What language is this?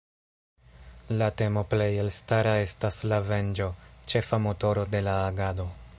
Esperanto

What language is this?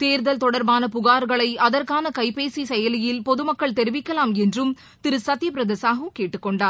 Tamil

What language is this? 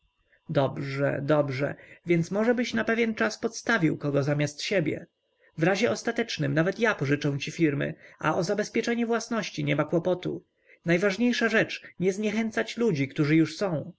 Polish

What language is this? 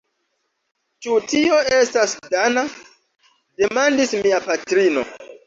Esperanto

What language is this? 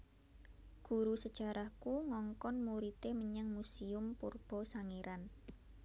Javanese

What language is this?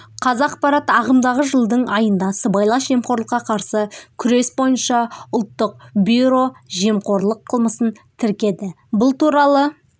Kazakh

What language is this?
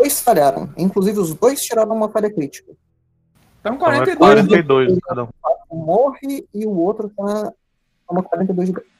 Portuguese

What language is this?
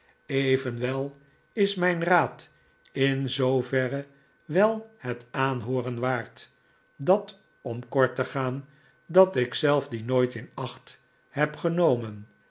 Dutch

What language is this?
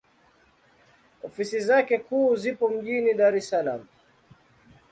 Swahili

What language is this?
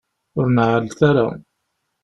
Kabyle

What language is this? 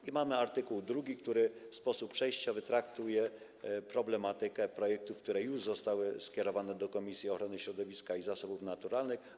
Polish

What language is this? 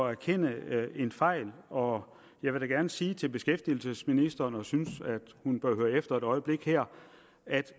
Danish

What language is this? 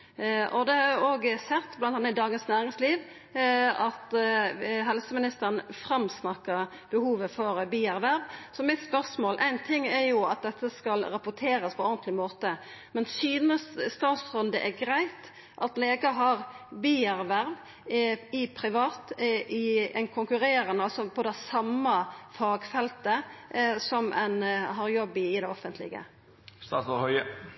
Norwegian Nynorsk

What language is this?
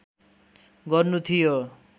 Nepali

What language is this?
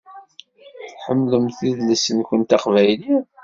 Kabyle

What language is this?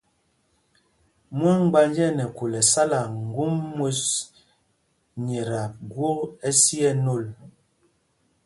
Mpumpong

